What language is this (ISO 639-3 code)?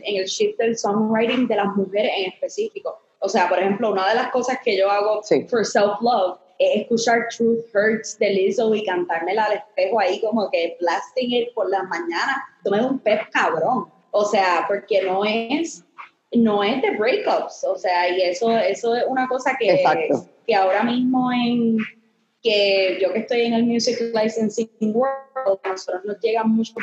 spa